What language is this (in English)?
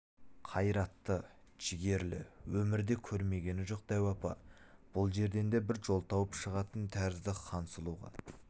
Kazakh